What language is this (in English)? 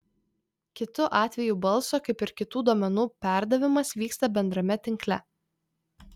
Lithuanian